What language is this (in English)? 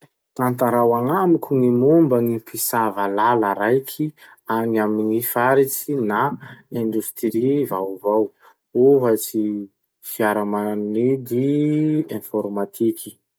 Masikoro Malagasy